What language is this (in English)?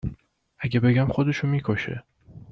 Persian